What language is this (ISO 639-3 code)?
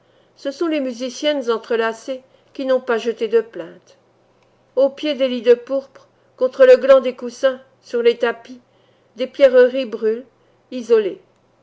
fra